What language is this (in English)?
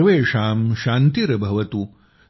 Marathi